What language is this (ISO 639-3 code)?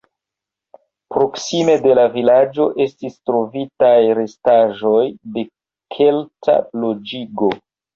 epo